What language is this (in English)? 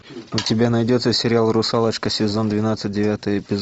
Russian